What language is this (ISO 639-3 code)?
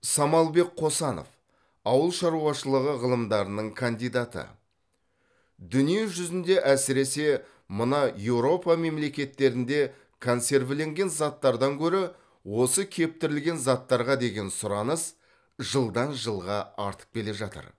kaz